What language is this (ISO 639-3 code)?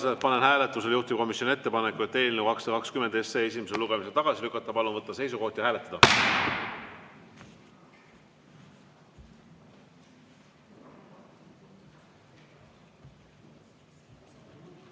est